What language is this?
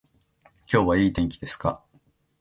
Japanese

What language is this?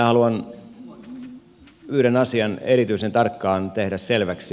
Finnish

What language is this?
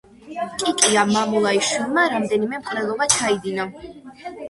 Georgian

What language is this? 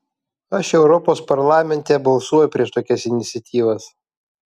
Lithuanian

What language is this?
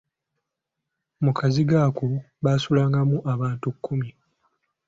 Ganda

